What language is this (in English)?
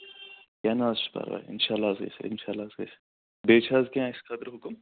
Kashmiri